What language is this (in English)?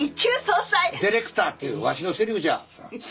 Japanese